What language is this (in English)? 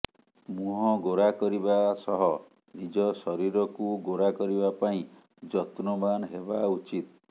Odia